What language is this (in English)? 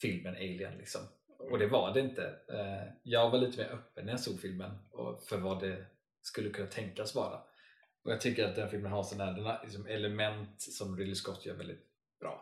Swedish